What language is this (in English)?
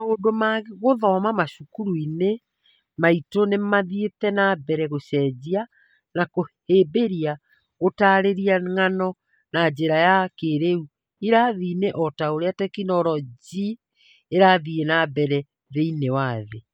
Kikuyu